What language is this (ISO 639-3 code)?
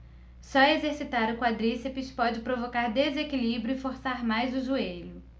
por